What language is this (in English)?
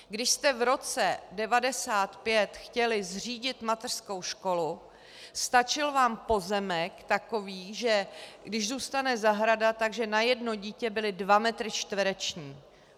Czech